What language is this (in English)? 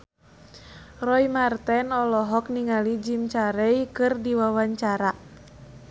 Sundanese